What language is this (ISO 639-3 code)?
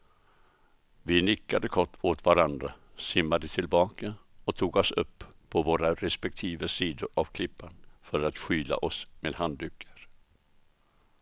swe